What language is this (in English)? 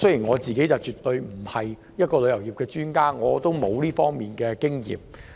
Cantonese